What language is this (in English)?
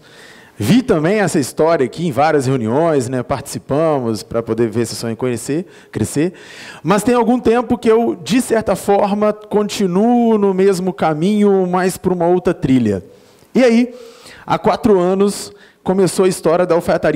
Portuguese